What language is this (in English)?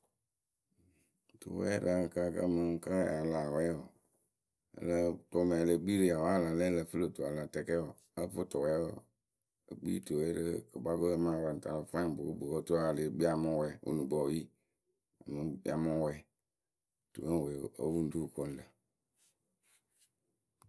Akebu